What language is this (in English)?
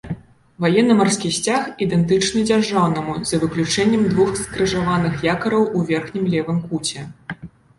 Belarusian